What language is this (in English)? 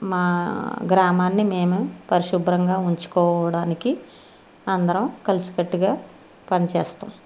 Telugu